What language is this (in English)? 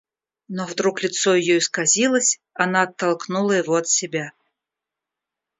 Russian